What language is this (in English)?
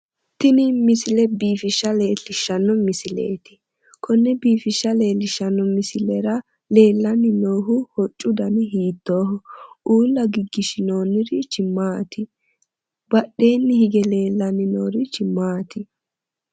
Sidamo